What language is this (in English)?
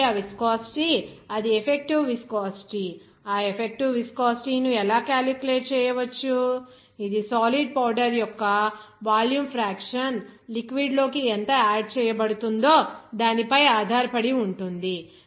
Telugu